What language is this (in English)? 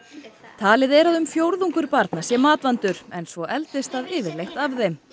Icelandic